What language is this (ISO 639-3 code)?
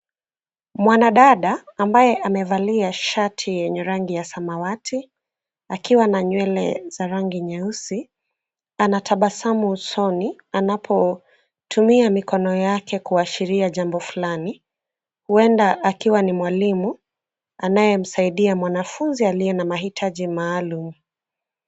swa